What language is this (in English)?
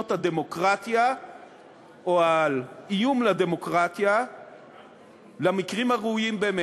Hebrew